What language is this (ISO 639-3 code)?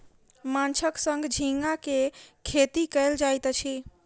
mai